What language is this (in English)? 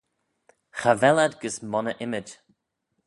Manx